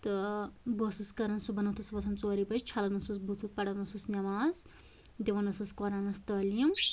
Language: Kashmiri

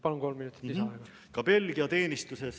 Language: Estonian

